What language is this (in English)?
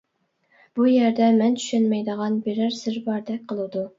Uyghur